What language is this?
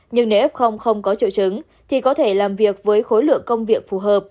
Vietnamese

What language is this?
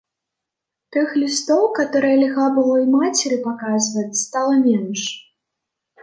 Belarusian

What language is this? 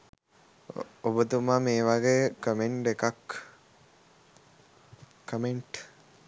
Sinhala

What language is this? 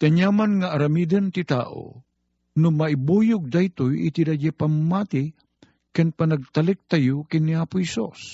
Filipino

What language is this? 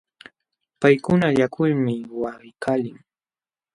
Jauja Wanca Quechua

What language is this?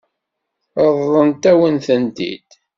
Kabyle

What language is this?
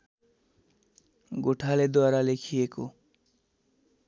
Nepali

